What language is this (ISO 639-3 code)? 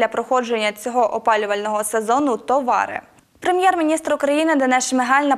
ukr